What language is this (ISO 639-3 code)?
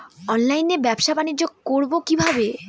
ben